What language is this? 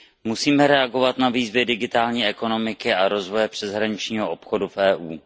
Czech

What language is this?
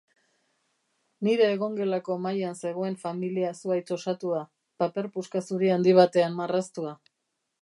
Basque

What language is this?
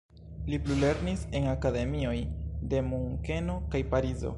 Esperanto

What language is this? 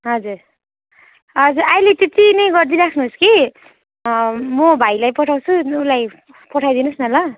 Nepali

